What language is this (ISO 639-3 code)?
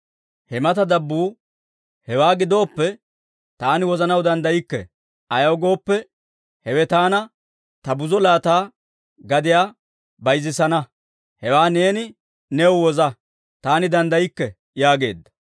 dwr